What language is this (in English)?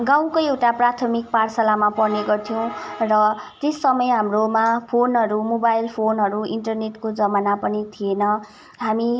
Nepali